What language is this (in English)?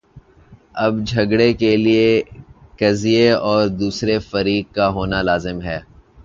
Urdu